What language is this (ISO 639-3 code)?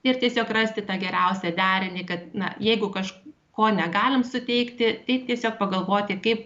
lit